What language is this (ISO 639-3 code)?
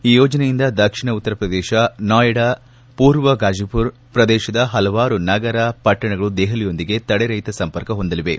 kan